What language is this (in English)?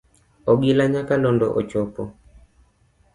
Luo (Kenya and Tanzania)